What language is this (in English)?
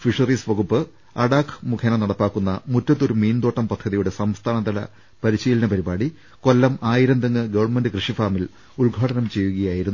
Malayalam